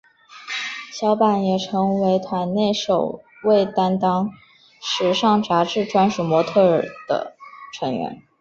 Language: Chinese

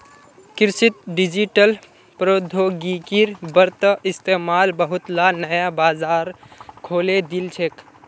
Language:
Magahi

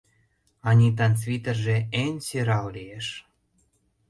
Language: Mari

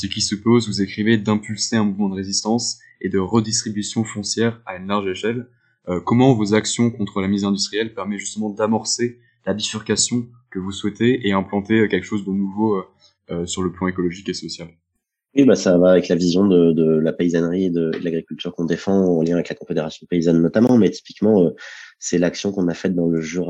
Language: French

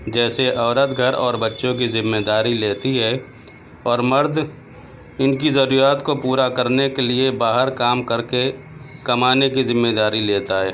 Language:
Urdu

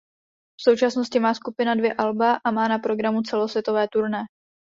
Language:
Czech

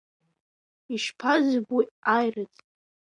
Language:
Abkhazian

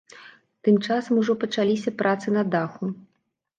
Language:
Belarusian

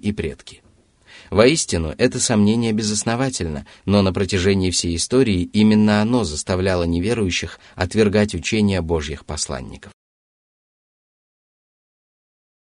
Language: Russian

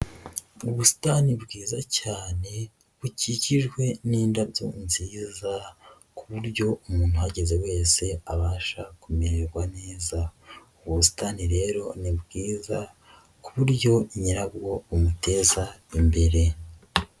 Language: Kinyarwanda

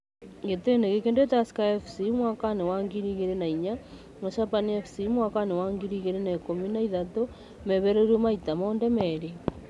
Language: Kikuyu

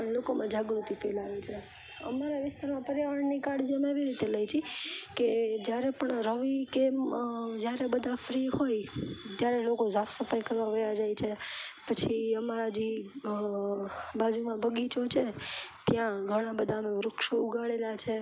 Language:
Gujarati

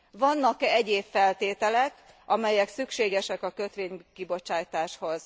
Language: Hungarian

